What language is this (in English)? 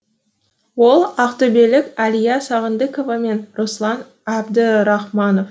Kazakh